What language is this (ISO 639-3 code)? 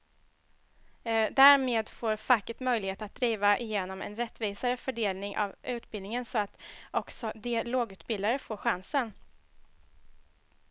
swe